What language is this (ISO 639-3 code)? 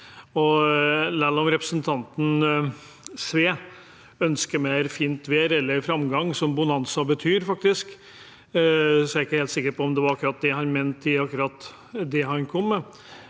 nor